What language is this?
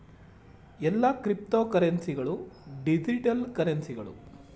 Kannada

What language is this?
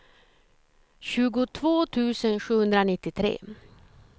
Swedish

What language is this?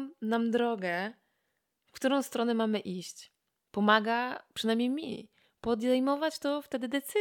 Polish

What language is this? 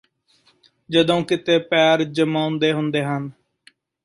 Punjabi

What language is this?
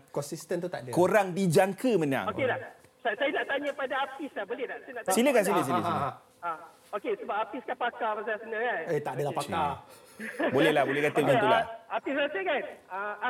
Malay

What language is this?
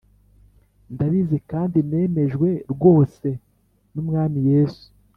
Kinyarwanda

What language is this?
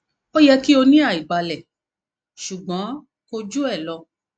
Yoruba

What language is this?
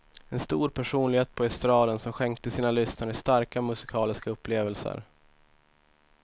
Swedish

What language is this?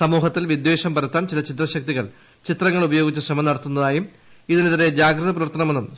Malayalam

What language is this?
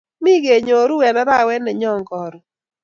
Kalenjin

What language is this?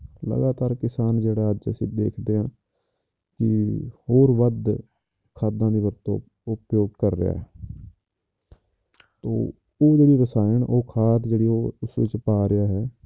Punjabi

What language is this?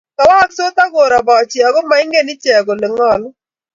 Kalenjin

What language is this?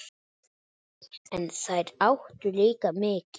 Icelandic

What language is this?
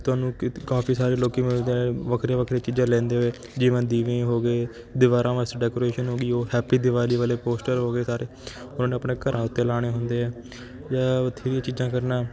Punjabi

